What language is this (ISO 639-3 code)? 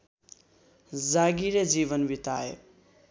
nep